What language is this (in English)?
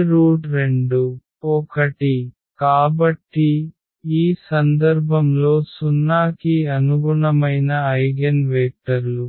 Telugu